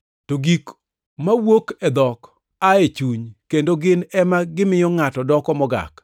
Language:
Luo (Kenya and Tanzania)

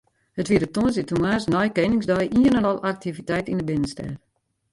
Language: Western Frisian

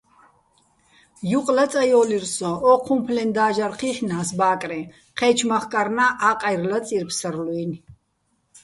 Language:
Bats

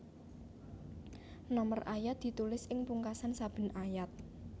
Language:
Javanese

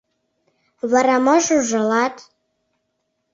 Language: Mari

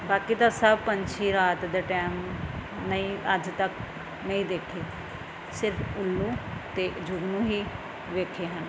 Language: Punjabi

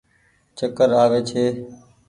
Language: Goaria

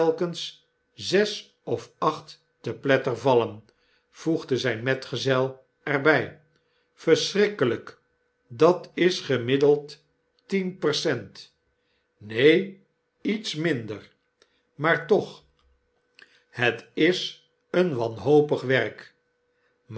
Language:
Dutch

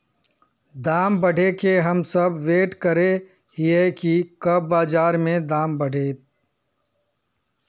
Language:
Magahi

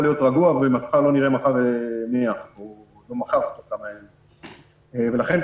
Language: Hebrew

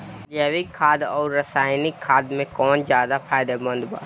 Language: Bhojpuri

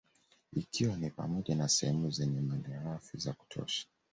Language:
Swahili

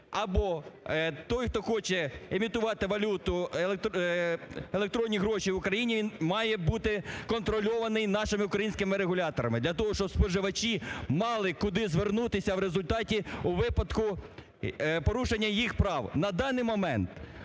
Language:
Ukrainian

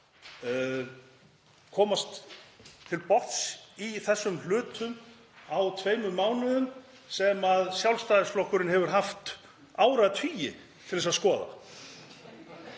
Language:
Icelandic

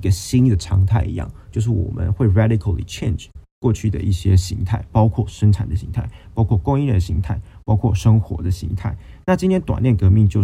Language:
Chinese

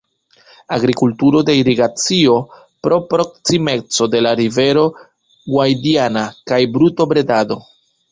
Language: Esperanto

